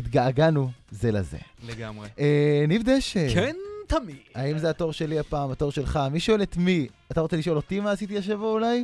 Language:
Hebrew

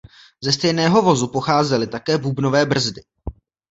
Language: Czech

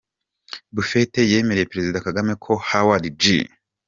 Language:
Kinyarwanda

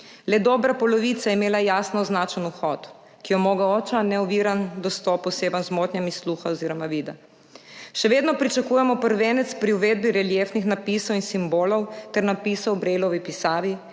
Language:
Slovenian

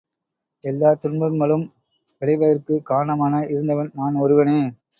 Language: Tamil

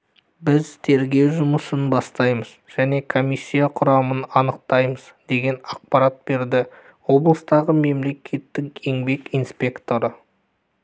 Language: Kazakh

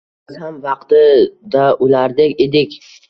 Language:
Uzbek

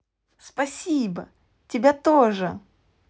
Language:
Russian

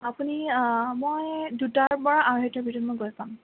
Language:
Assamese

